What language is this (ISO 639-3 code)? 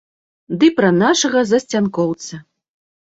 bel